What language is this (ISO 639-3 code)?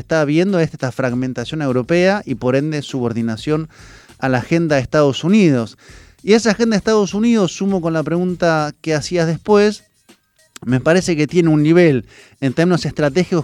spa